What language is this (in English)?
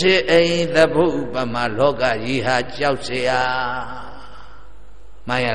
Arabic